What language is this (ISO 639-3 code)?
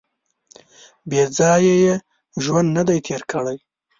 pus